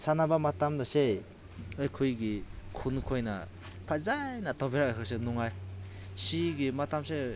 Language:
Manipuri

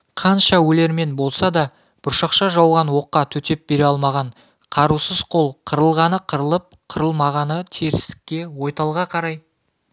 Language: Kazakh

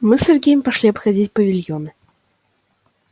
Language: Russian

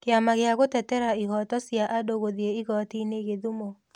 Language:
Kikuyu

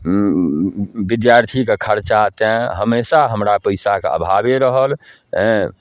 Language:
Maithili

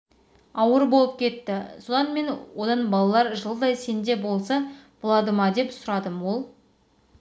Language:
Kazakh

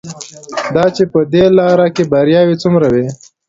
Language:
Pashto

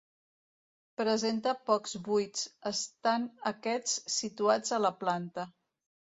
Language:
Catalan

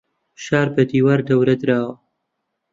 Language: Central Kurdish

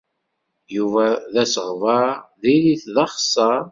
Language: Kabyle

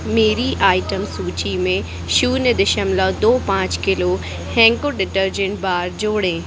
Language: Hindi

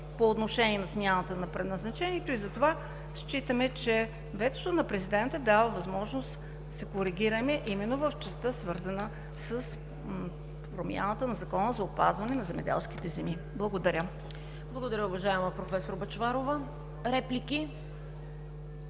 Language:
Bulgarian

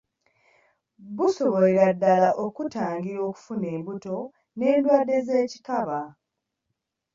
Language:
Ganda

